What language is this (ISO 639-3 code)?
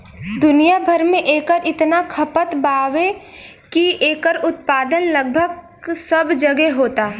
bho